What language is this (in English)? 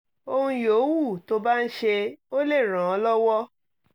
Yoruba